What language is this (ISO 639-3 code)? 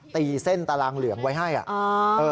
tha